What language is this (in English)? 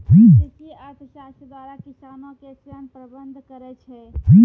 Maithili